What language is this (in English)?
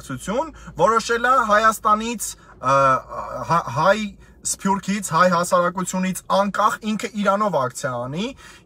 Romanian